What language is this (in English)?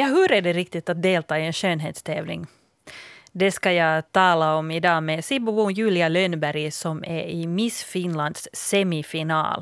Swedish